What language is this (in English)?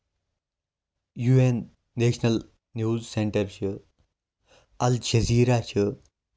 Kashmiri